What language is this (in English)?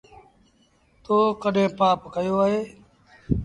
Sindhi Bhil